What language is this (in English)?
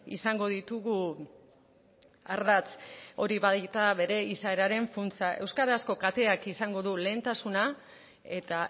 Basque